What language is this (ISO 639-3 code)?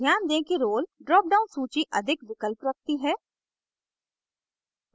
hin